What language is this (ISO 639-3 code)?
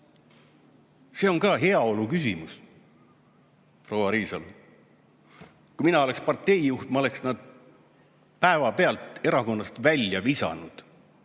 est